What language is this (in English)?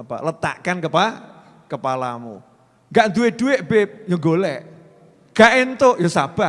Indonesian